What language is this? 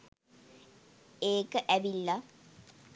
Sinhala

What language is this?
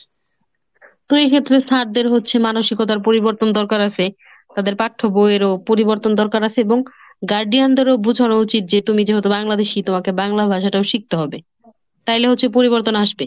Bangla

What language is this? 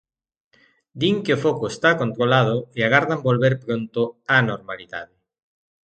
Galician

